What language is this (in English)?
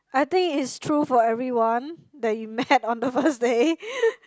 English